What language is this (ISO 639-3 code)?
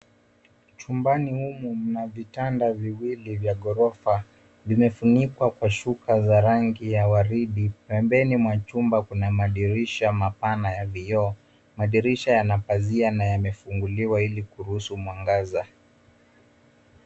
swa